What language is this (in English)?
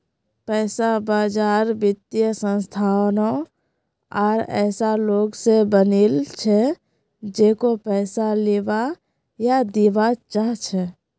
Magahi